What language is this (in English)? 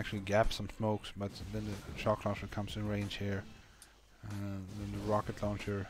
English